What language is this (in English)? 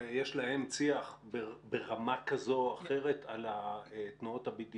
Hebrew